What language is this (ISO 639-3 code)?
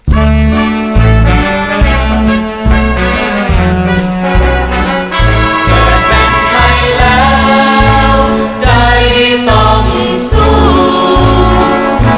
tha